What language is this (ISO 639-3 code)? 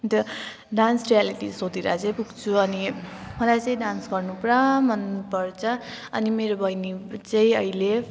nep